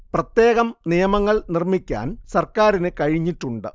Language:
Malayalam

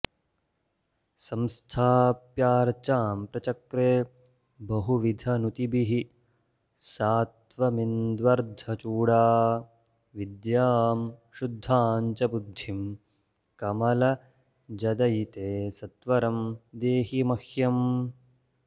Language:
Sanskrit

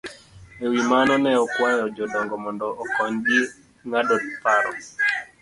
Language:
Luo (Kenya and Tanzania)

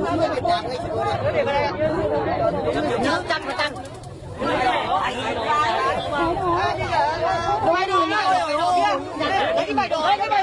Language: Vietnamese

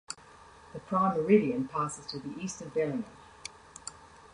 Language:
English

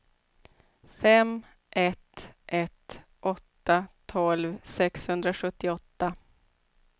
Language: Swedish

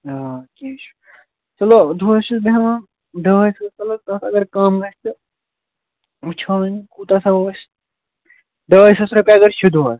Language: Kashmiri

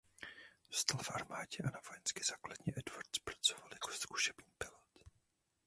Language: Czech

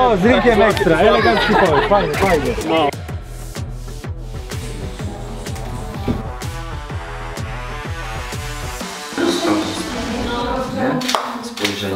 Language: Polish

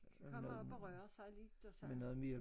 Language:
Danish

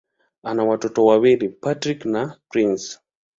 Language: Swahili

